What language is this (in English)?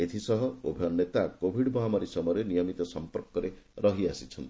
Odia